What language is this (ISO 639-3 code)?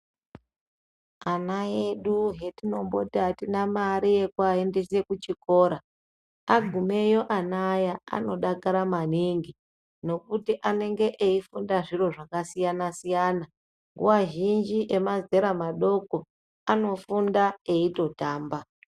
ndc